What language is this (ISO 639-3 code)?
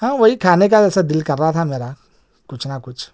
urd